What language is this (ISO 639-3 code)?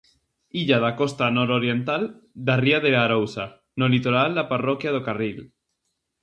glg